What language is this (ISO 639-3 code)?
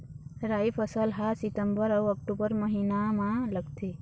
hne